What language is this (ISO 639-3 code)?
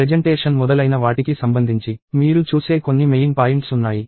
tel